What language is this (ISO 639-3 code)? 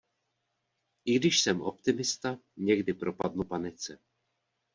ces